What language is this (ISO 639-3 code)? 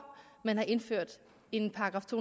dan